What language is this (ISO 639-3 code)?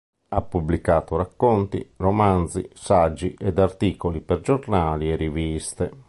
ita